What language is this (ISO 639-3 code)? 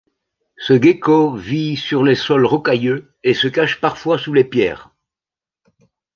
fra